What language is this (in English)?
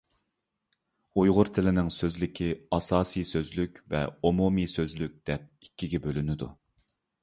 Uyghur